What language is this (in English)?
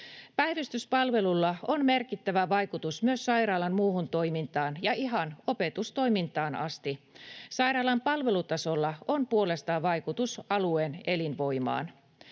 Finnish